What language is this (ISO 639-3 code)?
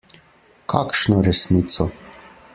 slv